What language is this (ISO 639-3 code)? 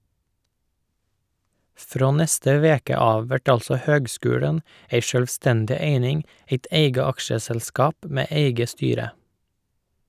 nor